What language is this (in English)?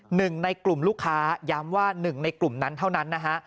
Thai